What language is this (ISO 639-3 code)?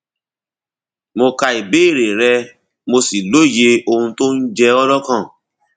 yor